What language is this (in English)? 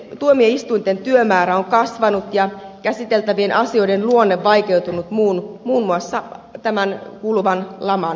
Finnish